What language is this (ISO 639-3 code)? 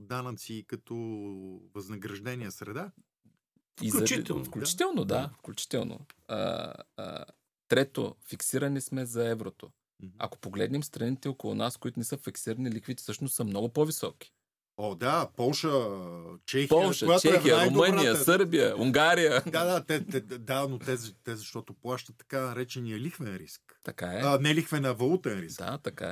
bul